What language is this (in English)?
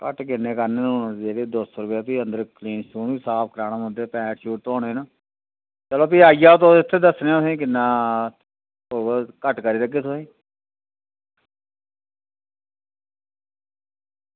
Dogri